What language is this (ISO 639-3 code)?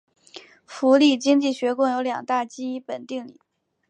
zho